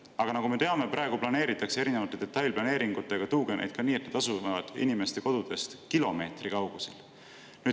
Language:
Estonian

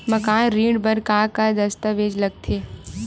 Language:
Chhattisgarhi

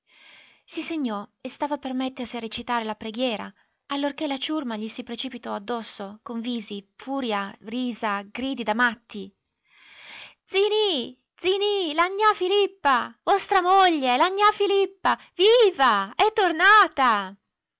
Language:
Italian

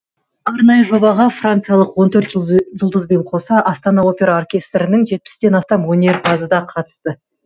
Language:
Kazakh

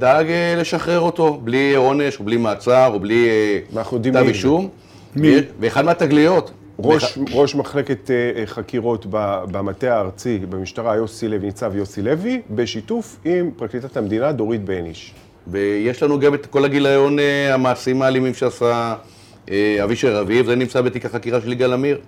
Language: Hebrew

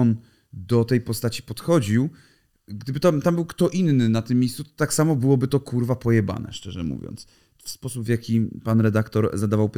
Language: Polish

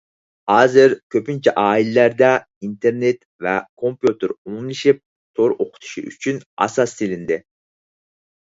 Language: Uyghur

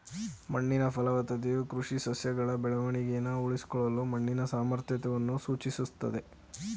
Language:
Kannada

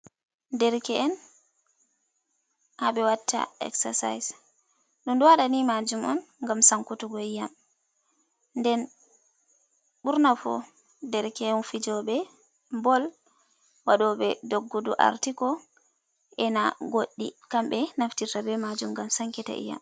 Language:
Fula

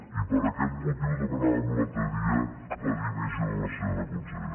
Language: Catalan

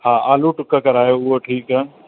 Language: Sindhi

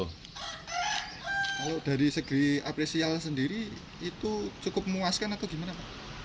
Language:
Indonesian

